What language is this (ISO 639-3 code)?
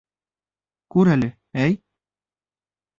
bak